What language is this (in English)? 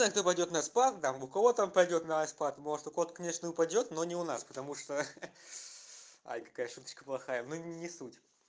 Russian